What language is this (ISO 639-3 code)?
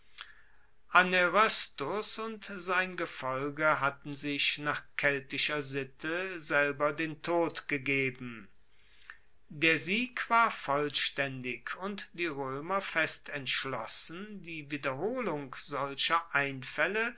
deu